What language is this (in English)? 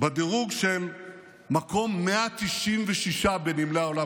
Hebrew